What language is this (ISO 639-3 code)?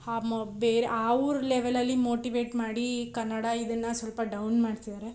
kan